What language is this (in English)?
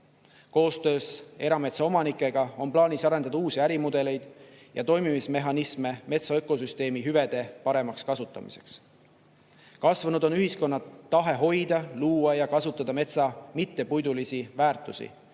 Estonian